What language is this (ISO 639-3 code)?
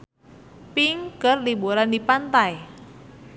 sun